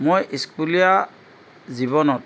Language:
Assamese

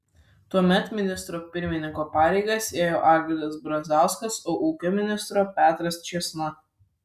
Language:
Lithuanian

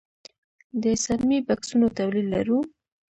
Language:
Pashto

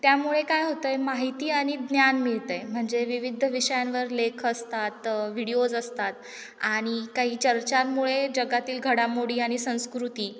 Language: Marathi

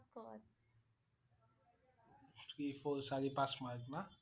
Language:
Assamese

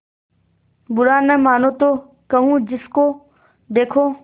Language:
Hindi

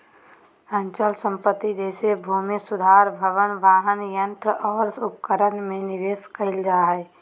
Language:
Magahi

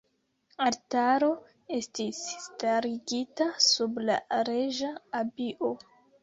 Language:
Esperanto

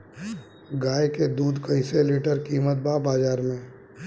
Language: Bhojpuri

